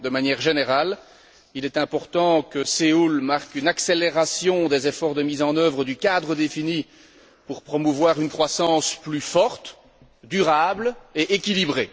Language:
French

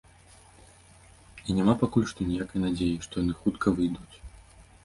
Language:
Belarusian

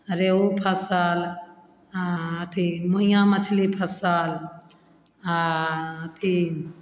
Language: Maithili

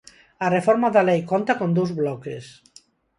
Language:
Galician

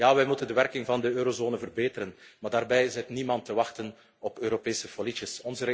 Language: Dutch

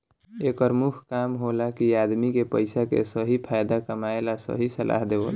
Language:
Bhojpuri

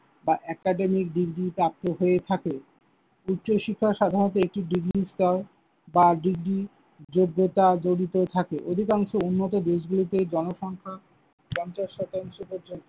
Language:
Bangla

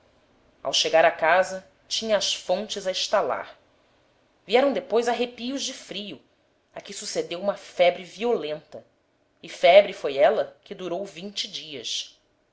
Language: Portuguese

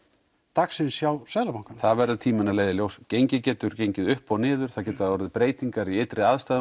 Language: Icelandic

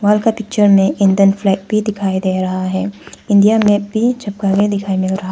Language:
Hindi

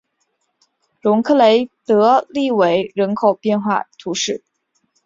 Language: Chinese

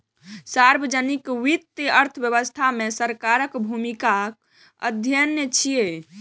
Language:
Maithili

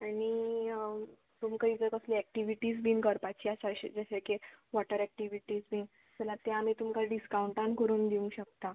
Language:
Konkani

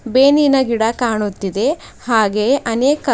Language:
Kannada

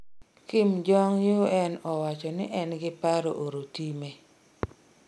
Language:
Luo (Kenya and Tanzania)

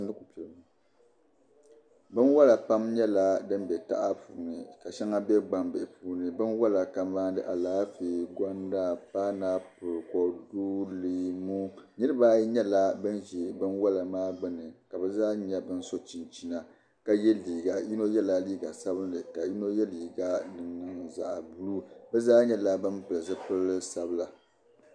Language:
Dagbani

